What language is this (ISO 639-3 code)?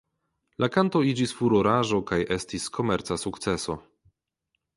epo